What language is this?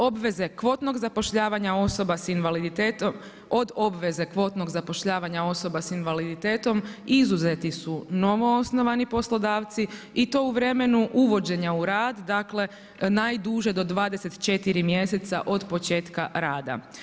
Croatian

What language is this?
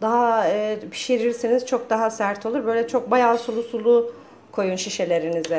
Turkish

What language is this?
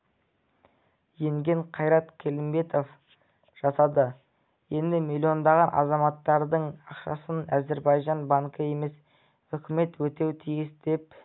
Kazakh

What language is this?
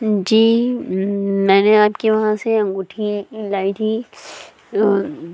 Urdu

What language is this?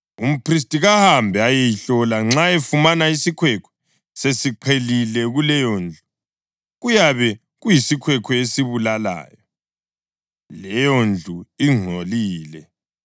North Ndebele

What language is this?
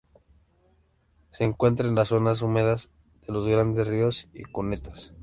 Spanish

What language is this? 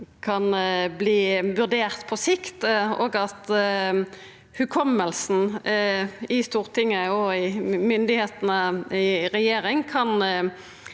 Norwegian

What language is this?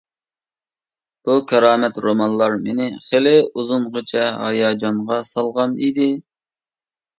Uyghur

